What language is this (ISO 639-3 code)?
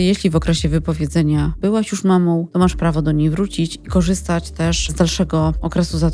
pol